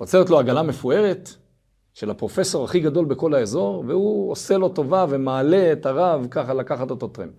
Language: Hebrew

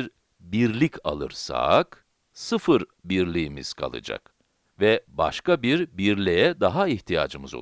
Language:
Turkish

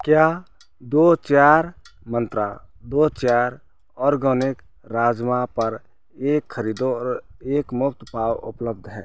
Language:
Hindi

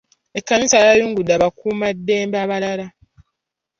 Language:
Ganda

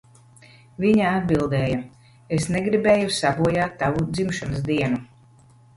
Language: Latvian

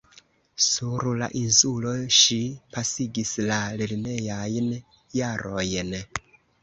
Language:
Esperanto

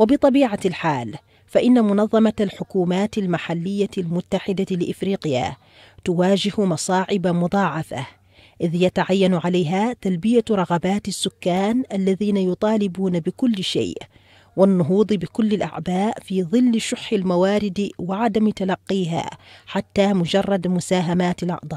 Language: Arabic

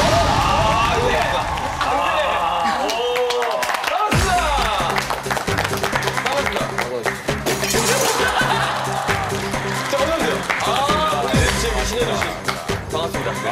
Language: Korean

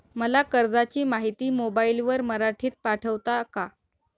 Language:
Marathi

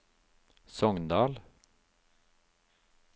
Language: Norwegian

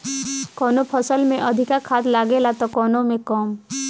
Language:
Bhojpuri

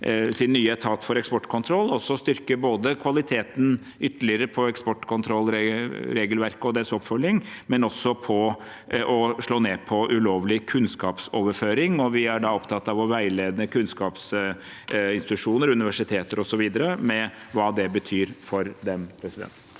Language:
Norwegian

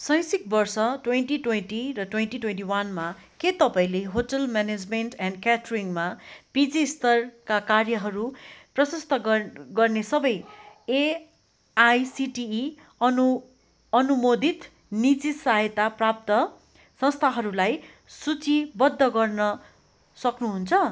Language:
Nepali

